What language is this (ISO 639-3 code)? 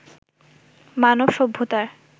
ben